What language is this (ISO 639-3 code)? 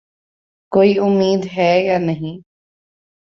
urd